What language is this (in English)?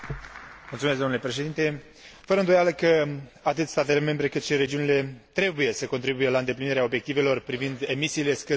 Romanian